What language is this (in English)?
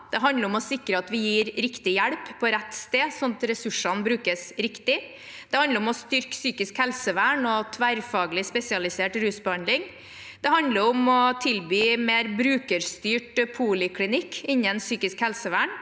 Norwegian